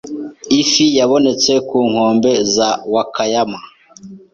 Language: Kinyarwanda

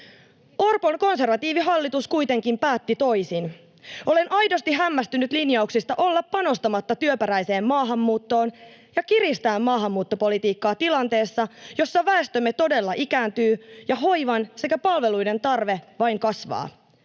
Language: Finnish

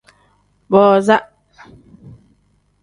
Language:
Tem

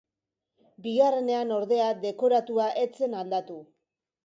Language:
Basque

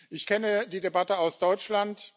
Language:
German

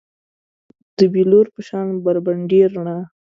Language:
Pashto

